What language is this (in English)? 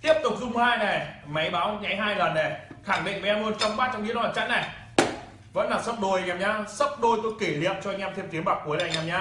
Vietnamese